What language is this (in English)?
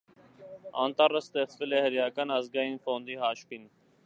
Armenian